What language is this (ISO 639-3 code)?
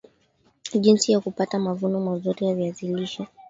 swa